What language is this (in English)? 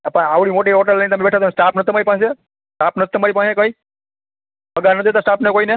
Gujarati